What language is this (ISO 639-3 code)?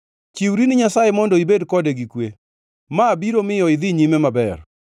luo